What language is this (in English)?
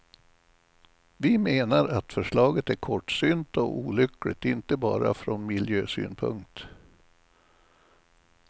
Swedish